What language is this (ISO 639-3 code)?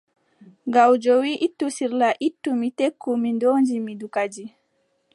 fub